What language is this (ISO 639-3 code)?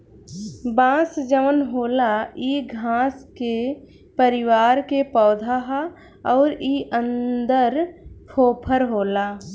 bho